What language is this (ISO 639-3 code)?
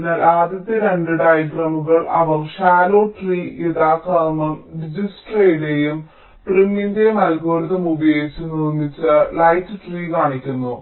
mal